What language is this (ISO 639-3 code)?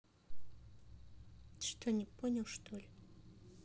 rus